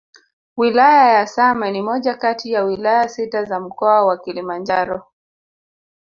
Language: Swahili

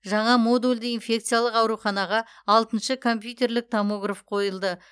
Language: Kazakh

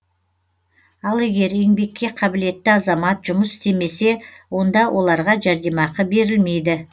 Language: Kazakh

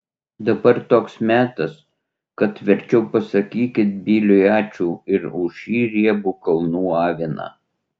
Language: Lithuanian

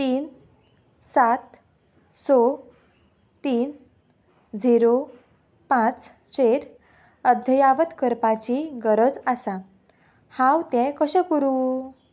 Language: Konkani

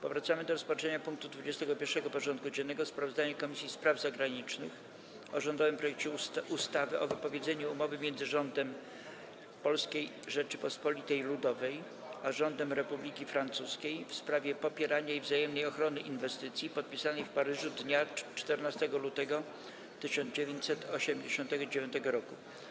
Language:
Polish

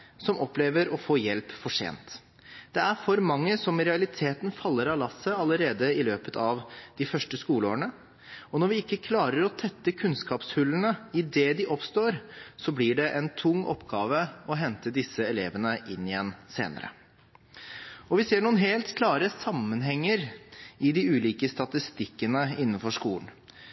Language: Norwegian Bokmål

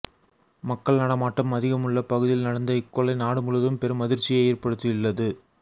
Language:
Tamil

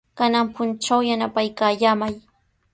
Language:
Sihuas Ancash Quechua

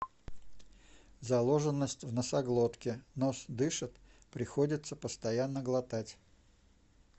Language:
Russian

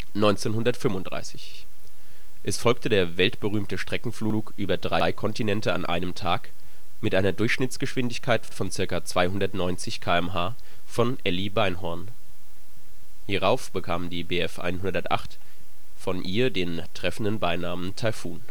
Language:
German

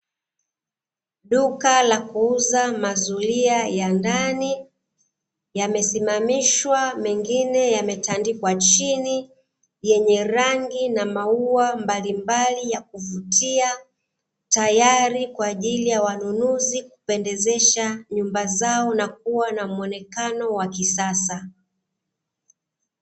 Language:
Swahili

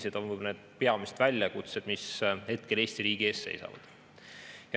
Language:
Estonian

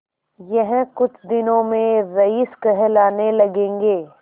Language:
Hindi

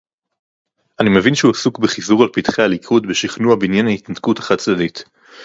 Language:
Hebrew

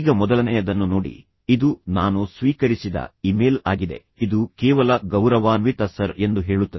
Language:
Kannada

